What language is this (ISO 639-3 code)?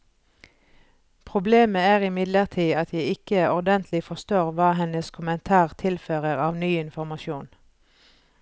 nor